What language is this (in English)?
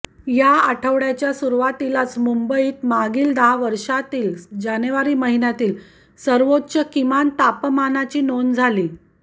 Marathi